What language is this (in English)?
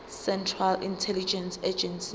Zulu